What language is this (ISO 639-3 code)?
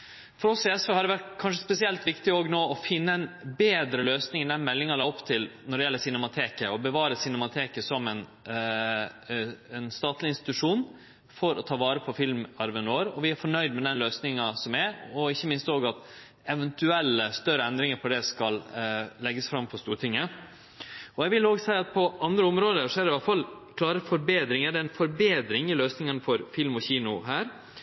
nno